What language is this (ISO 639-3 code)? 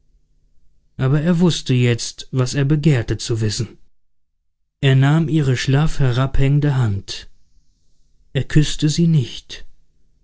deu